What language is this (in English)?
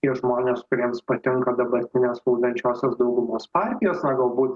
Lithuanian